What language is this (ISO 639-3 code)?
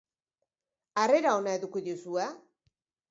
eus